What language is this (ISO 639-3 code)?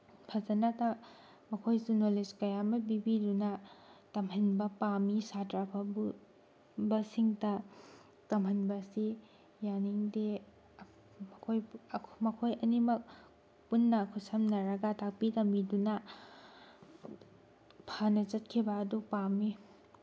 mni